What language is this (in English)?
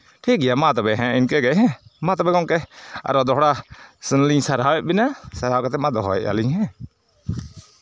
Santali